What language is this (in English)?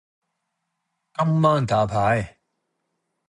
Cantonese